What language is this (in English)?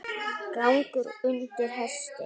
Icelandic